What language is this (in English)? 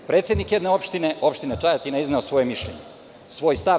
Serbian